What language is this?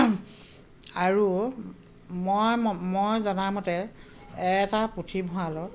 Assamese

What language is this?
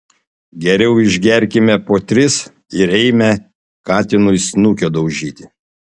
Lithuanian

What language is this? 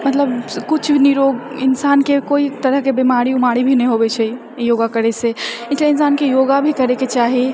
Maithili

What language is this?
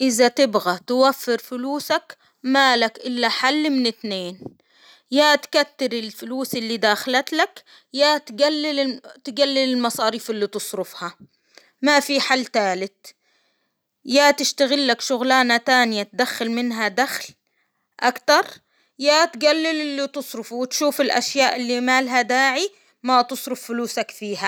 Hijazi Arabic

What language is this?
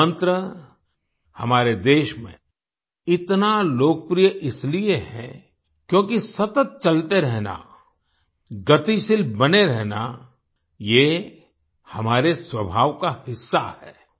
Hindi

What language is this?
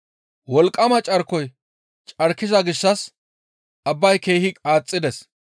Gamo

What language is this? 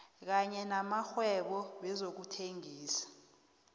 South Ndebele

